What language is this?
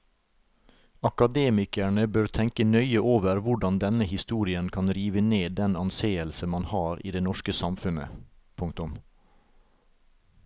Norwegian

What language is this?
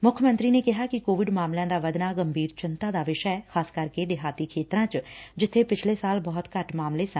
Punjabi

